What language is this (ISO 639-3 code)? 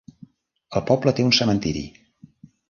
cat